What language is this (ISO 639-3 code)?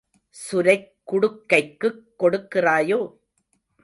tam